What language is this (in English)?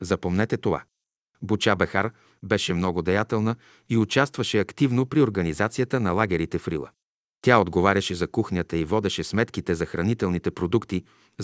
Bulgarian